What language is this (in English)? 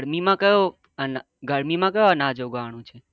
Gujarati